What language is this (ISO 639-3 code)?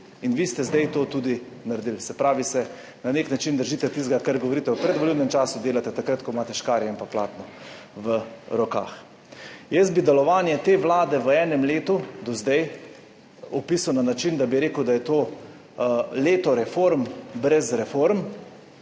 slv